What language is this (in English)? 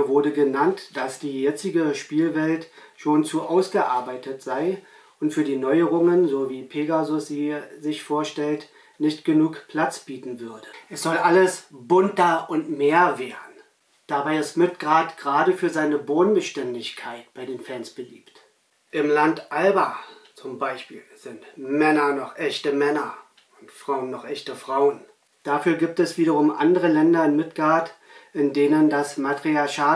German